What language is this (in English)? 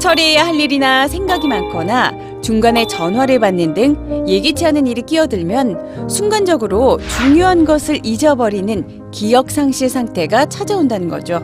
Korean